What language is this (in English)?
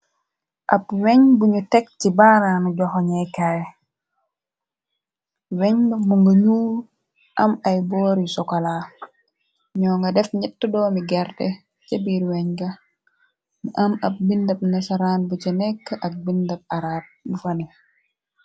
Wolof